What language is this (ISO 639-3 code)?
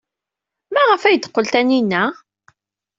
kab